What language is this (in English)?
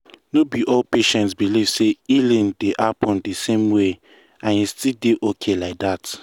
Nigerian Pidgin